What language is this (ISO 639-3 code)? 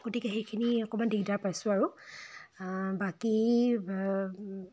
asm